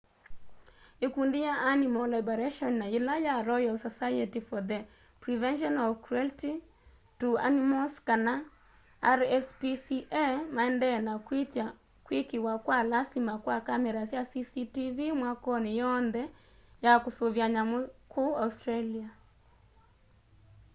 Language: Kamba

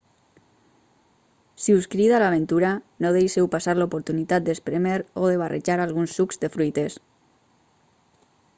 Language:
Catalan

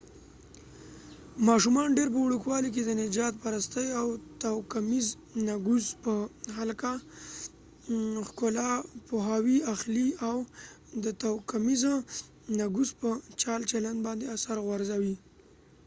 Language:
Pashto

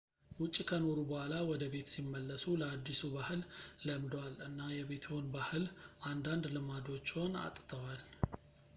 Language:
Amharic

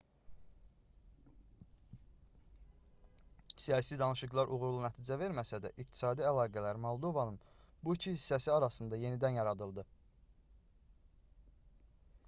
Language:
Azerbaijani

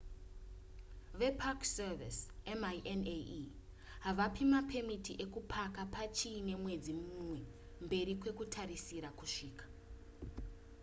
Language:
Shona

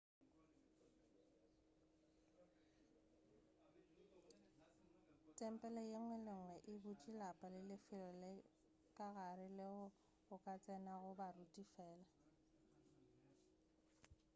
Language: Northern Sotho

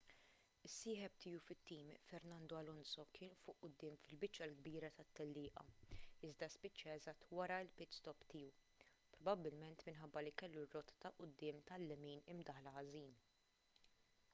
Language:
Maltese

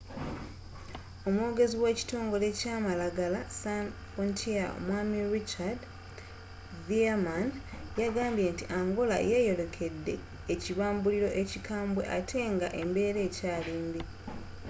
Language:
Ganda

